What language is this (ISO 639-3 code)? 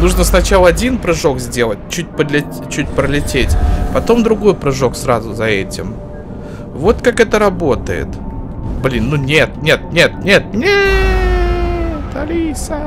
rus